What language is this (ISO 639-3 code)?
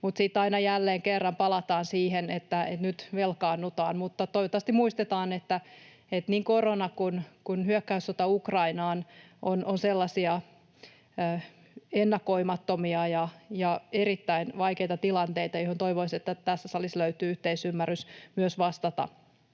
fin